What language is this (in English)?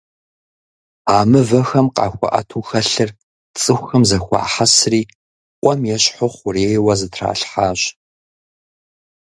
Kabardian